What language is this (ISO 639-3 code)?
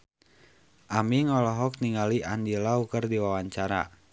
sun